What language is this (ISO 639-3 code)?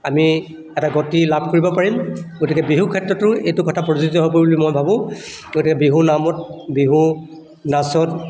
asm